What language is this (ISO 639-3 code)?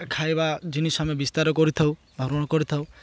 ori